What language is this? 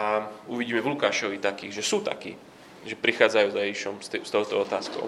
Slovak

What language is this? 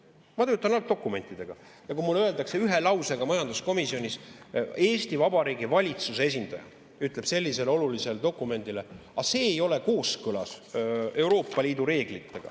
Estonian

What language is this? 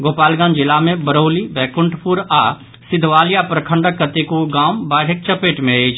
Maithili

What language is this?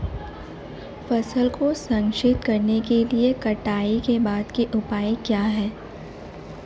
Hindi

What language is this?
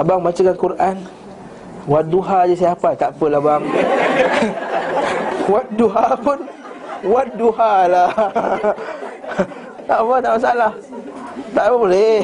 Malay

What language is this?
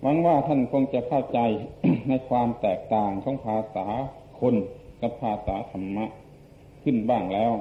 Thai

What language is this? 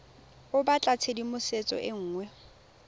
Tswana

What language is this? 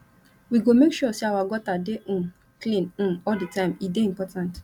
Nigerian Pidgin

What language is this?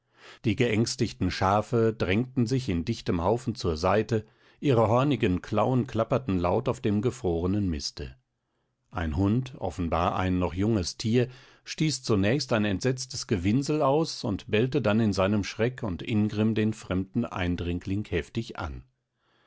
German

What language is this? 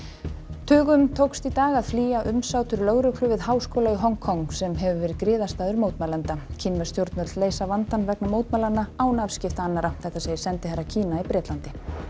Icelandic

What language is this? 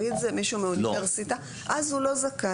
Hebrew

